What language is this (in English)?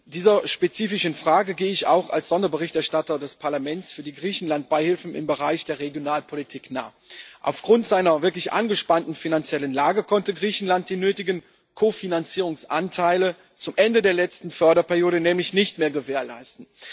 German